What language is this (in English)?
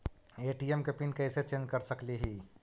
Magahi